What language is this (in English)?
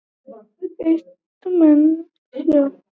Icelandic